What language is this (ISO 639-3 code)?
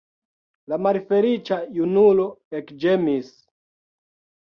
epo